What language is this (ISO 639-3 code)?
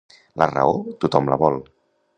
cat